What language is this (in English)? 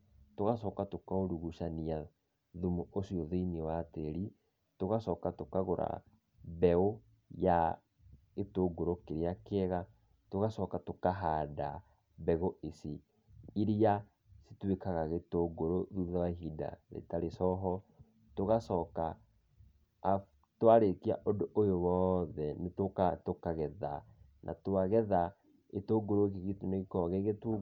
Kikuyu